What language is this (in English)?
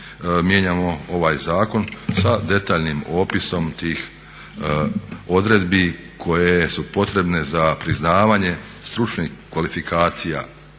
Croatian